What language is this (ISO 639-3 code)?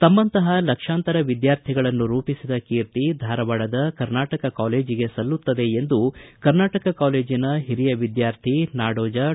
kan